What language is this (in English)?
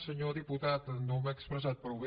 Catalan